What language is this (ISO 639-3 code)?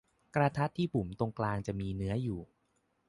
tha